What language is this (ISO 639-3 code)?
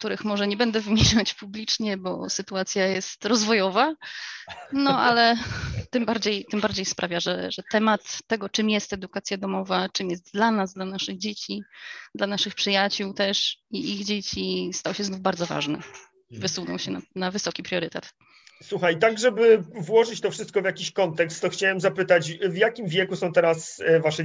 pol